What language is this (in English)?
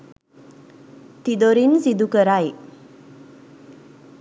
Sinhala